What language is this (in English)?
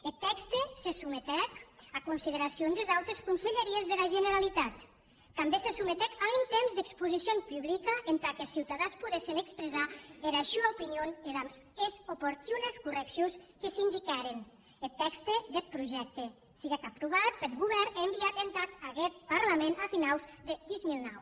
Catalan